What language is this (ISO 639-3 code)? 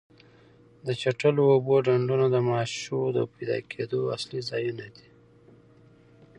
pus